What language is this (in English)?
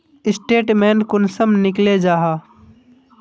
Magahi